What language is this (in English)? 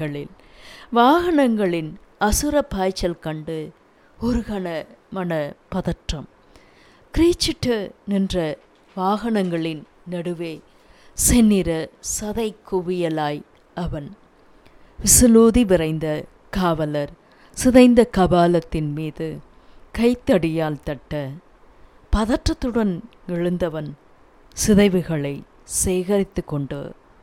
Tamil